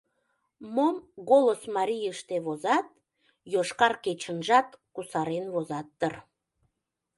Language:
Mari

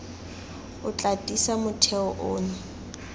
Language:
Tswana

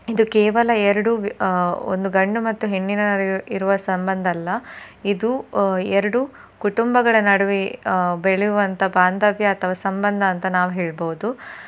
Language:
Kannada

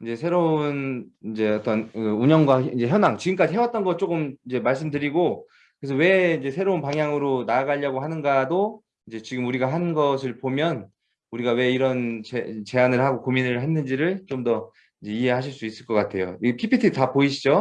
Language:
Korean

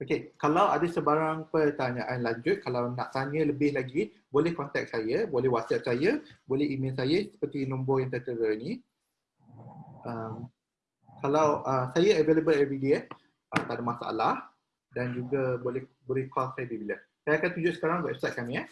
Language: Malay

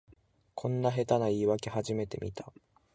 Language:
Japanese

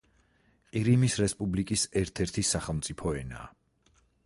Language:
Georgian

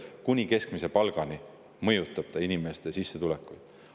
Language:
Estonian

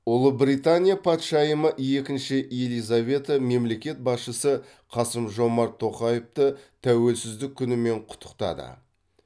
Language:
Kazakh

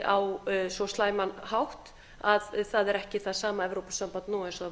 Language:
Icelandic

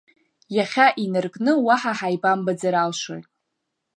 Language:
Abkhazian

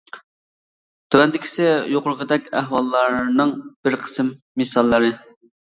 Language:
Uyghur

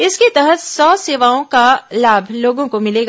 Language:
Hindi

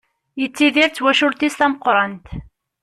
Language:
Kabyle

